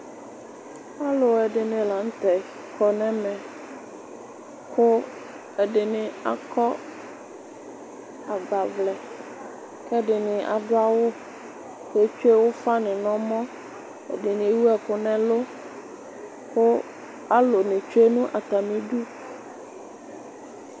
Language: Ikposo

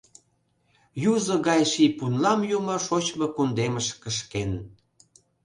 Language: Mari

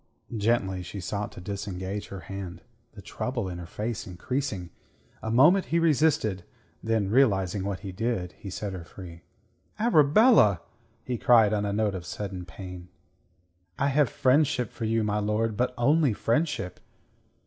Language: English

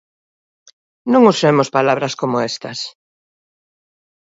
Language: Galician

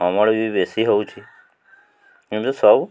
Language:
Odia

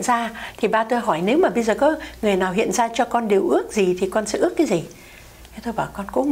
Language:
Vietnamese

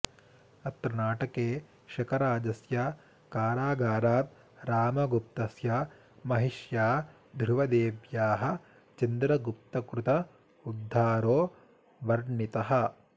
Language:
Sanskrit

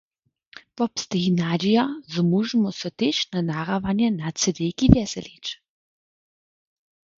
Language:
Upper Sorbian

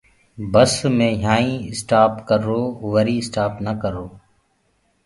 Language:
Gurgula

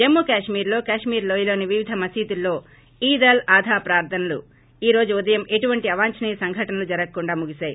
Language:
Telugu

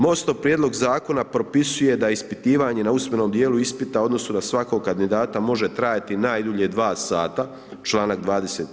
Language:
Croatian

